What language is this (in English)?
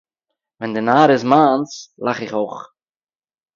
Yiddish